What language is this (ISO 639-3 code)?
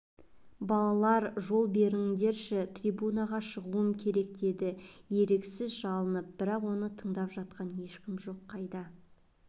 kaz